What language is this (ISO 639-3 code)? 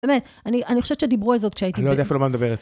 heb